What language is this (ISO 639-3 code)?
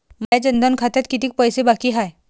mar